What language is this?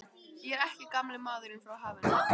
Icelandic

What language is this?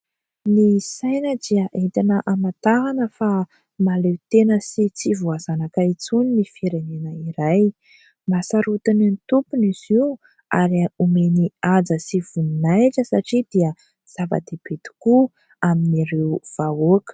Malagasy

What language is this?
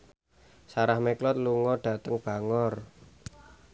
Javanese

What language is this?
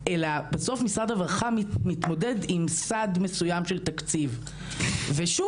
Hebrew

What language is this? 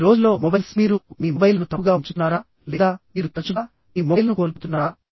Telugu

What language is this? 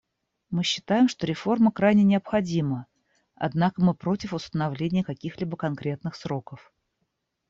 Russian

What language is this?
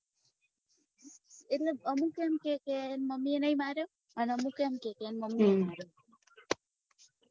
Gujarati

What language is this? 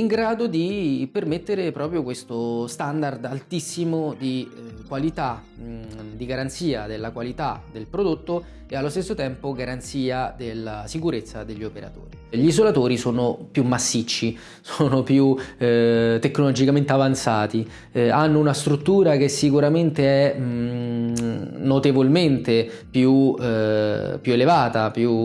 Italian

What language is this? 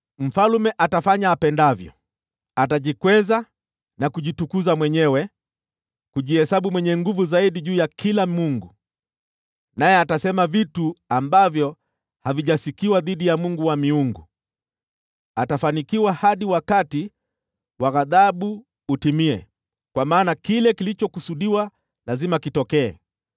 Swahili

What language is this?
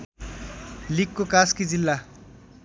Nepali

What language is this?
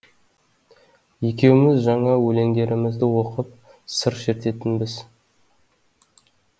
Kazakh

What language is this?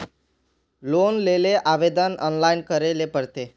Magahi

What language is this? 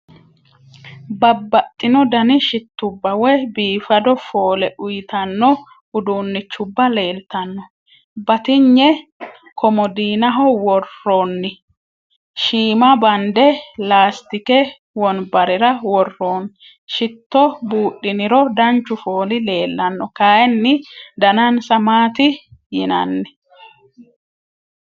Sidamo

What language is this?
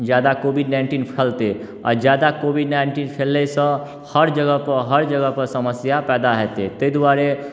Maithili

